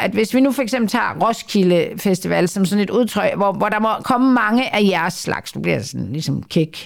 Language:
Danish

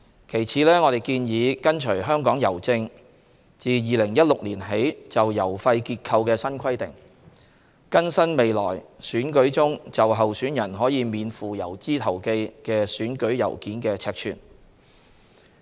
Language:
Cantonese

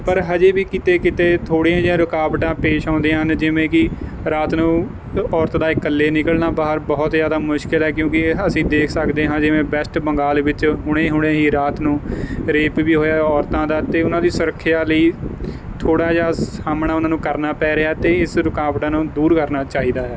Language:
Punjabi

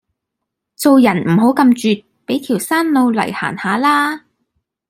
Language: Cantonese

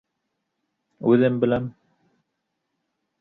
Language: Bashkir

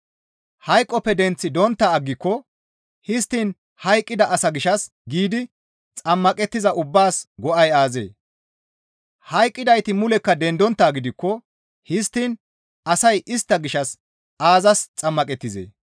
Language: Gamo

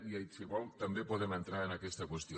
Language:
Catalan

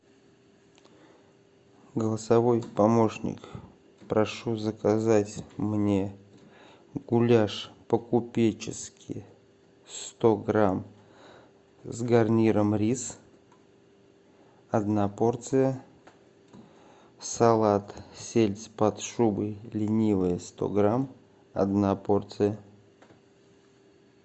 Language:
Russian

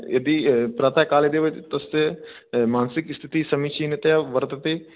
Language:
Sanskrit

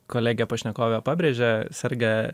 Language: Lithuanian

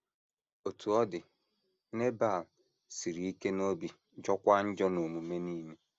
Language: Igbo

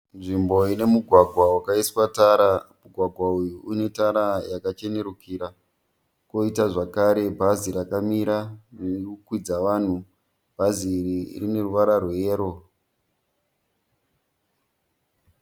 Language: Shona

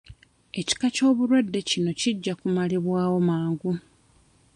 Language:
Ganda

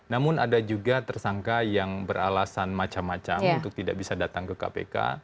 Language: Indonesian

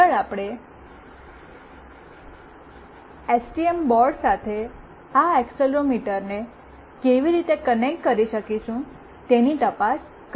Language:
Gujarati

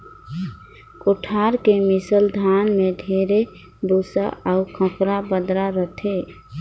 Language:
Chhattisgarhi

